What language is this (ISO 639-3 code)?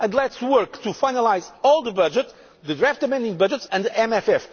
eng